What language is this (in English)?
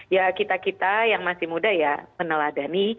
Indonesian